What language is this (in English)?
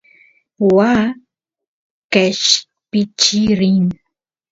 Santiago del Estero Quichua